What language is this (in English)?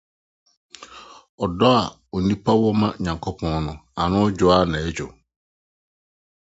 Akan